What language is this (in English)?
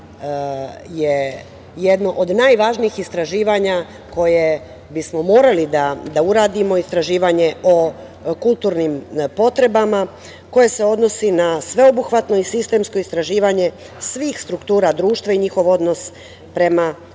Serbian